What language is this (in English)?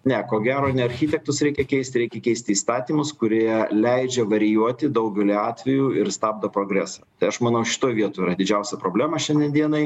Lithuanian